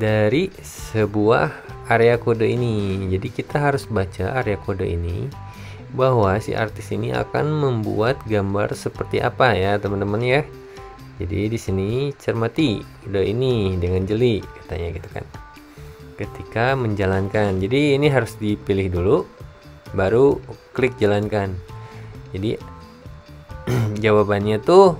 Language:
Indonesian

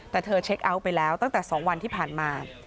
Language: Thai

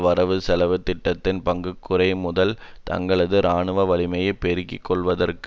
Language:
Tamil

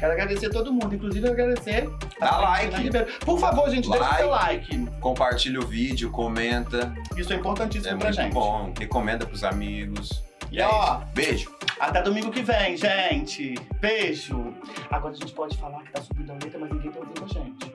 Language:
Portuguese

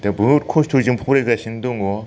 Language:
Bodo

